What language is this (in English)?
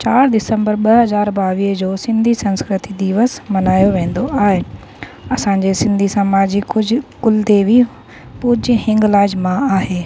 Sindhi